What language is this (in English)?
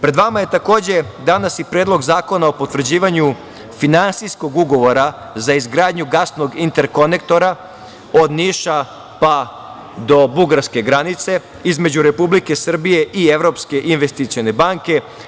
Serbian